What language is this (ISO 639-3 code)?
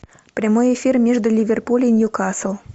rus